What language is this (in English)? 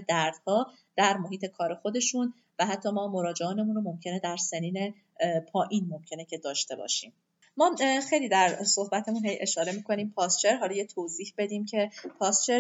Persian